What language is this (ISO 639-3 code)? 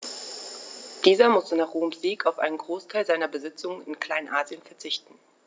deu